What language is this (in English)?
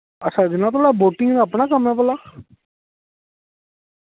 Dogri